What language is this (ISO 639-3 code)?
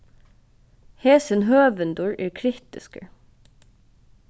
fao